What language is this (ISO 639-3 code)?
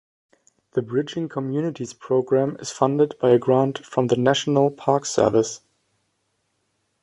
eng